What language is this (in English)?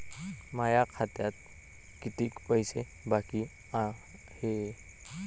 Marathi